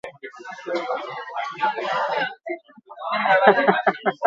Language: Basque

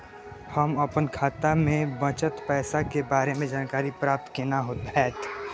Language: Maithili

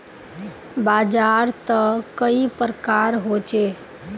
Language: Magahi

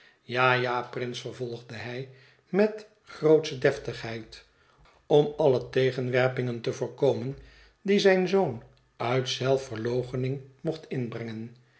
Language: Dutch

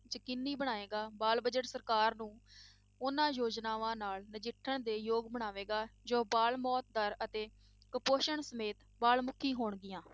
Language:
Punjabi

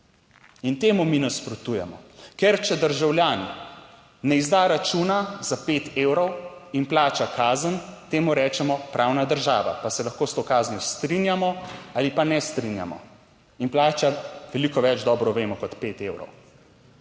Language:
Slovenian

